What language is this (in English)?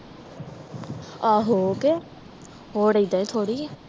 Punjabi